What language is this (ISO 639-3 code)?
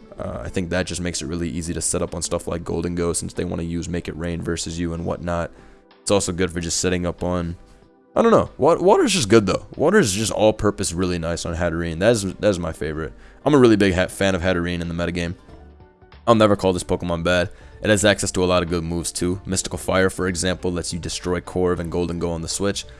eng